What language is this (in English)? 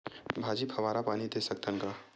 Chhattisgarhi